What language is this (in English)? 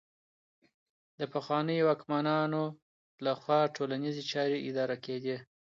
Pashto